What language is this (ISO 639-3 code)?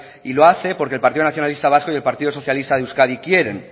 spa